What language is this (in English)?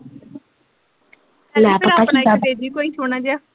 Punjabi